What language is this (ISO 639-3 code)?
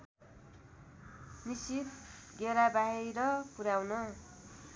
nep